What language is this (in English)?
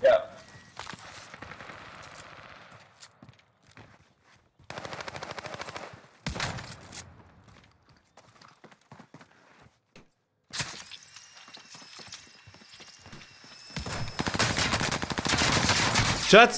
French